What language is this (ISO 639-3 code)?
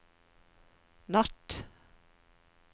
nor